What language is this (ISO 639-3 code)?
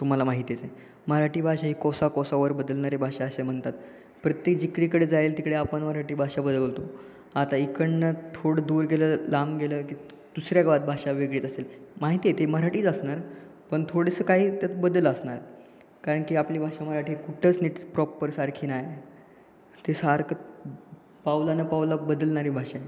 mar